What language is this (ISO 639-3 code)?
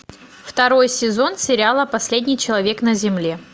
rus